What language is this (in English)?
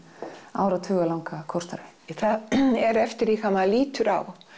Icelandic